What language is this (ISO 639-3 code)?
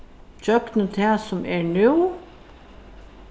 fao